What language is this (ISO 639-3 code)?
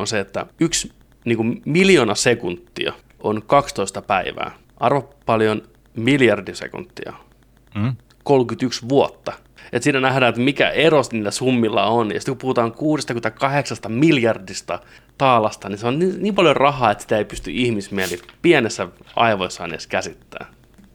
fin